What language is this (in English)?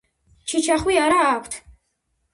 Georgian